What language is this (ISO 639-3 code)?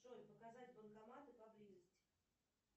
rus